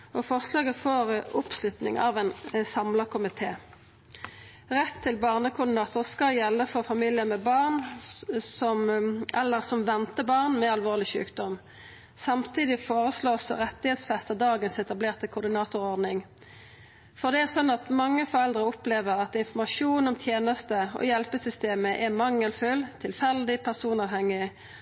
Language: Norwegian Nynorsk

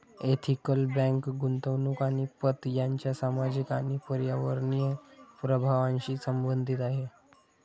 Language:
Marathi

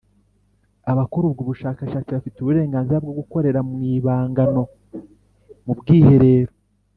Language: Kinyarwanda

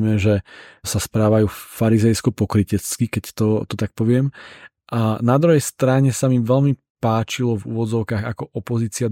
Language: Slovak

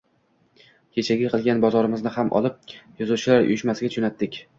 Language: Uzbek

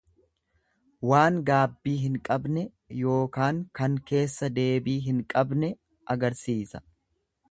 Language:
Oromo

